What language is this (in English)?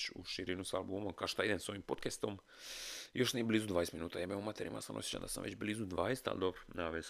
Croatian